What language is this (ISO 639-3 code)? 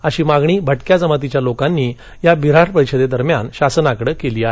mar